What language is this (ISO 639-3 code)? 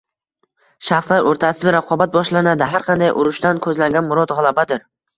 uzb